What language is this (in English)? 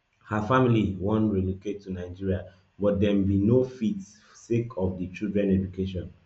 Nigerian Pidgin